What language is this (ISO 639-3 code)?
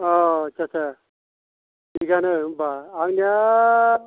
brx